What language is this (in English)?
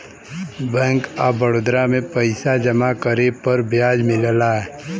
Bhojpuri